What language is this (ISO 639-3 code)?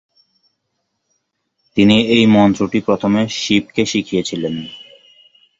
ben